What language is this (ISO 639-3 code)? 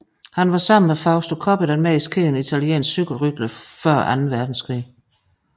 dan